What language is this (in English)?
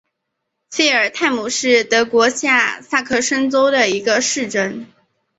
Chinese